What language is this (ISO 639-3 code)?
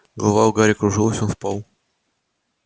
rus